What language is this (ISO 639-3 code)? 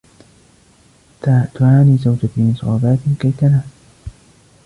ara